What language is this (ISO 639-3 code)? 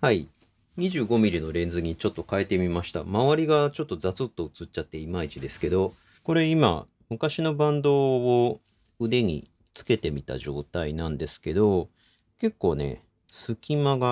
jpn